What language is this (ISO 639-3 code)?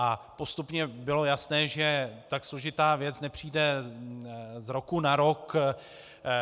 ces